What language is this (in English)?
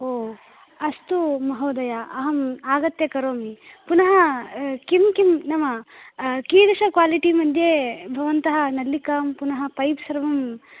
Sanskrit